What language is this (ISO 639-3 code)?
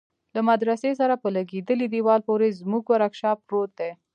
pus